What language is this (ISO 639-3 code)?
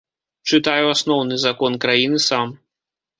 bel